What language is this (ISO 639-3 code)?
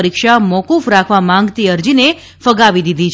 guj